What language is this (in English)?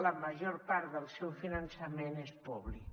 Catalan